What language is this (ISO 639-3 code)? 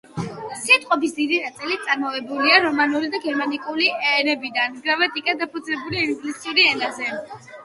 kat